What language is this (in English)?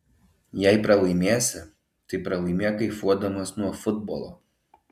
Lithuanian